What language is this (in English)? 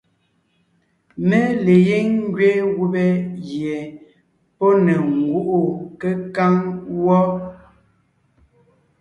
Ngiemboon